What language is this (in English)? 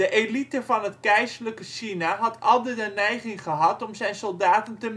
Dutch